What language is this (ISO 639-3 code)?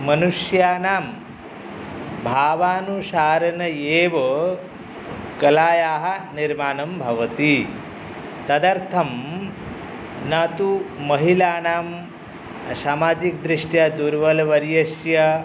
san